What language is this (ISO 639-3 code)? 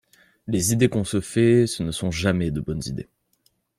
fra